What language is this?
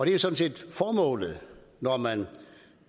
Danish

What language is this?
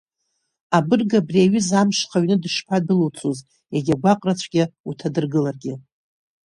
Abkhazian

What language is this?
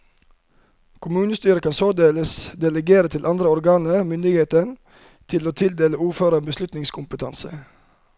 Norwegian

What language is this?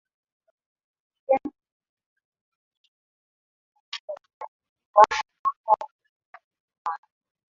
Swahili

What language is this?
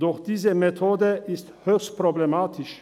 Swiss German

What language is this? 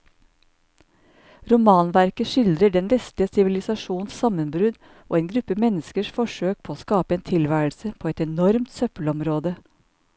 Norwegian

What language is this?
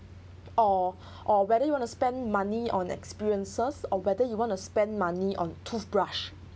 English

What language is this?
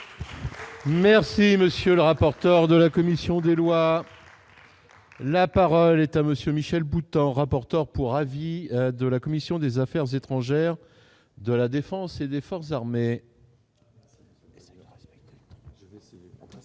French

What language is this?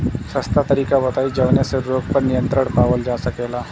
Bhojpuri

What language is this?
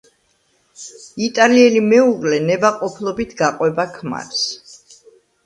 Georgian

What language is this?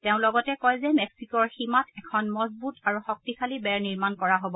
Assamese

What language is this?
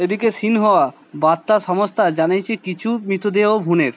Bangla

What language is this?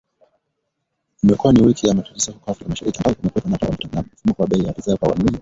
Swahili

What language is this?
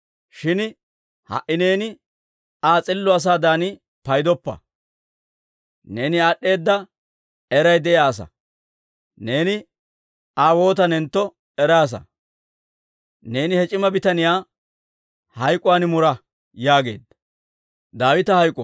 Dawro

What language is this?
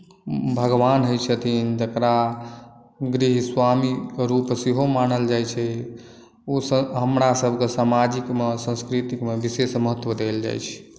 Maithili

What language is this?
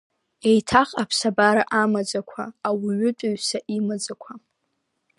Abkhazian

